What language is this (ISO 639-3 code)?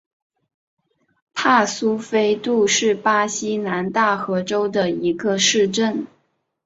zho